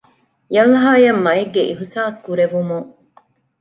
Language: Divehi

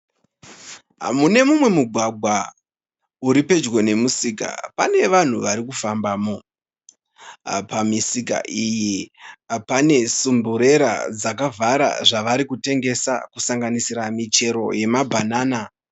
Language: Shona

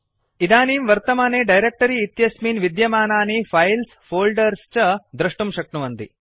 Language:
Sanskrit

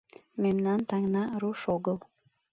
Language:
Mari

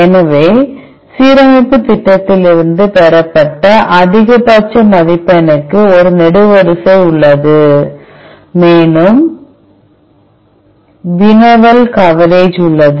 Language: Tamil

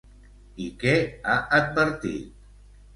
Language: Catalan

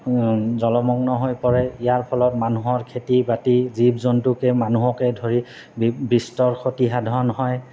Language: Assamese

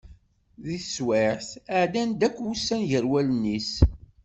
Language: Kabyle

